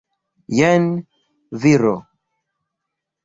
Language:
Esperanto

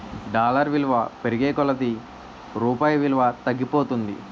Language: Telugu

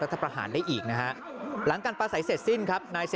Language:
Thai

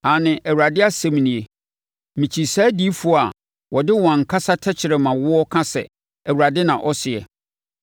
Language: Akan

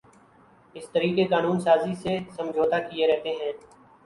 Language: Urdu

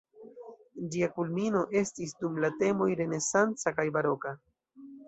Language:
Esperanto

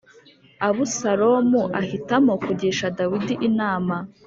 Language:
Kinyarwanda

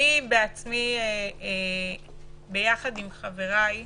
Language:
Hebrew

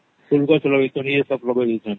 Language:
Odia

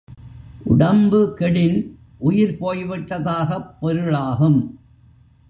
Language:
Tamil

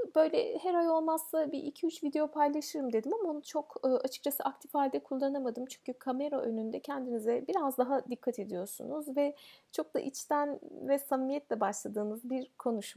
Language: Turkish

